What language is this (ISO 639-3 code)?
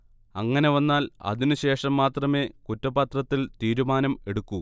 mal